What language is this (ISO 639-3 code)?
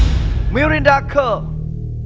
vie